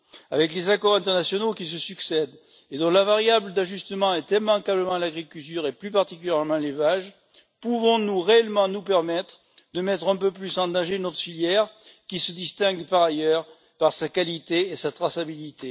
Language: French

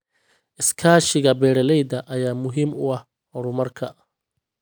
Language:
Somali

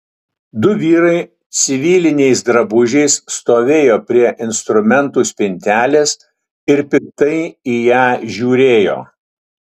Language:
Lithuanian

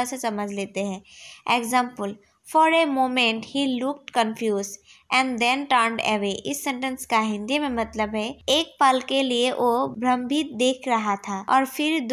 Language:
Hindi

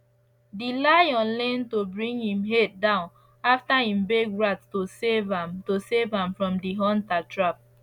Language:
Nigerian Pidgin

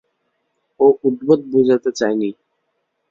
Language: Bangla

